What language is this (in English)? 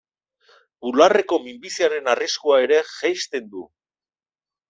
Basque